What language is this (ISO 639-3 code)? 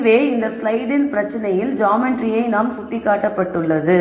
tam